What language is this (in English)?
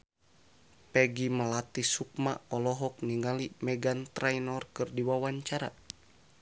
Sundanese